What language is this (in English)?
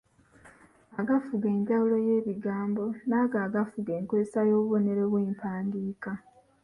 Ganda